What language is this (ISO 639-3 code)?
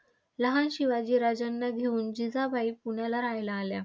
mar